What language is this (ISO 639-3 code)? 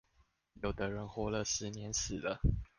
zho